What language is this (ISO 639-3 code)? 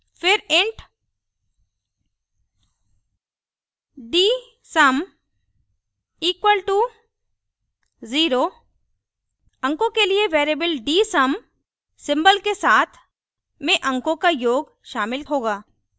hin